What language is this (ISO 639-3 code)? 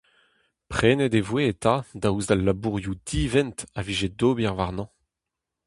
bre